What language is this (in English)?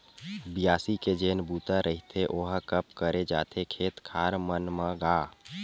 Chhattisgarhi